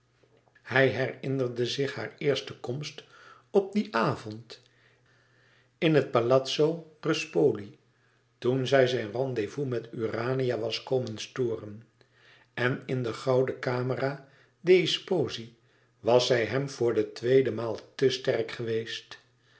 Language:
Dutch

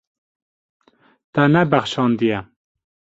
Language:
Kurdish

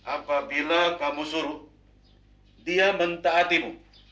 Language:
Indonesian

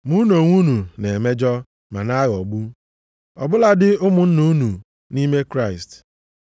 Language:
Igbo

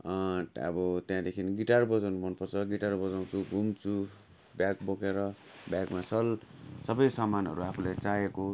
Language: Nepali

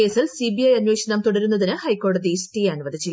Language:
Malayalam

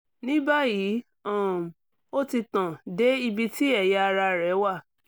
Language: Yoruba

